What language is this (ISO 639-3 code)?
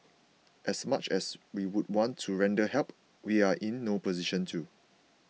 eng